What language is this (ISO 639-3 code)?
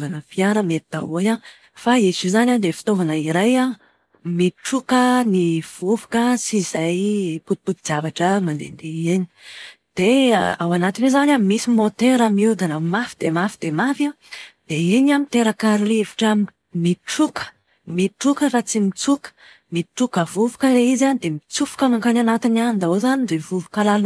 mlg